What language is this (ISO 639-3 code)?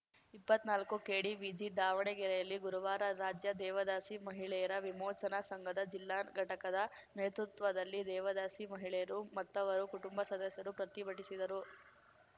kan